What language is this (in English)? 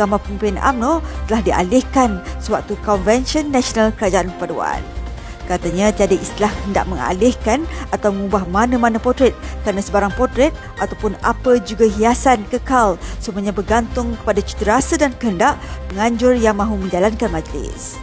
Malay